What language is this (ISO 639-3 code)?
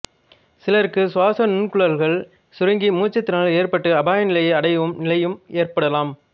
tam